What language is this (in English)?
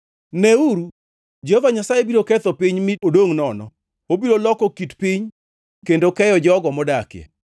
Luo (Kenya and Tanzania)